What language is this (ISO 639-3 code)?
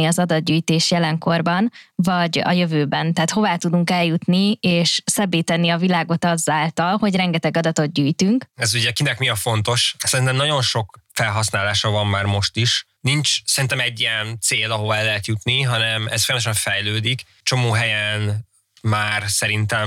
hun